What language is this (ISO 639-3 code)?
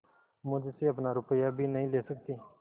hin